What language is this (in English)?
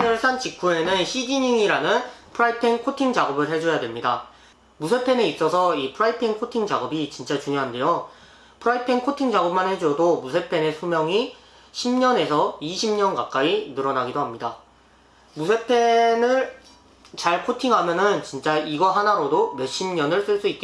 Korean